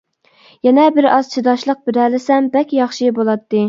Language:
Uyghur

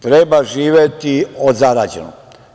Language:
Serbian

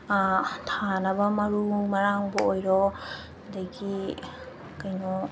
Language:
Manipuri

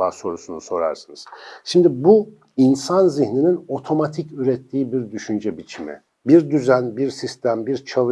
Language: Turkish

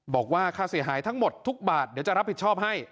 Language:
Thai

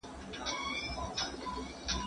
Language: Pashto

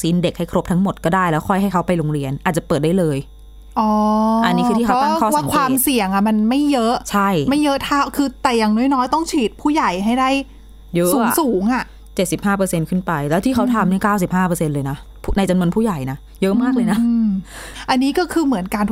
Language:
Thai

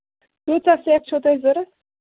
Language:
Kashmiri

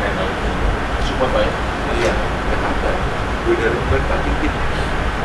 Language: Indonesian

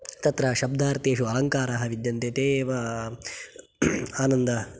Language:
Sanskrit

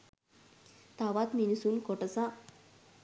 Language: Sinhala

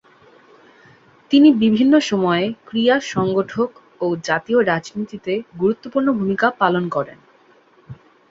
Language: Bangla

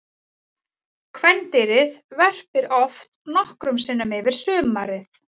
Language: Icelandic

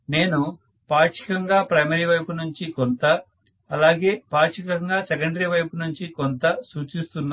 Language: Telugu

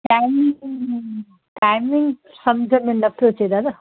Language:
Sindhi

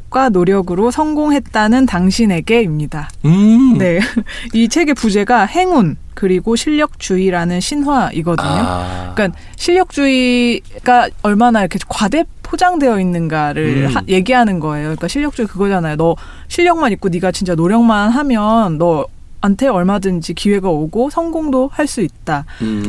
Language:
Korean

